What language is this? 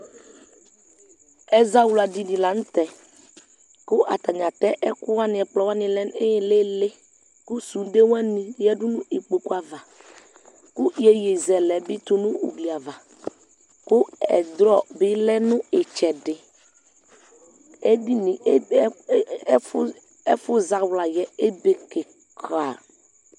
Ikposo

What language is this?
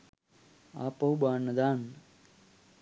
Sinhala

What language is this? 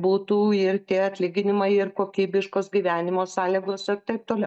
Lithuanian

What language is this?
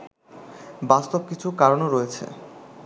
Bangla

